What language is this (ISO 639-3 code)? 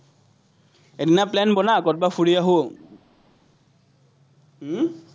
asm